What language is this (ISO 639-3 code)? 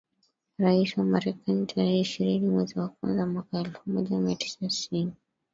swa